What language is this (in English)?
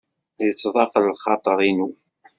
Kabyle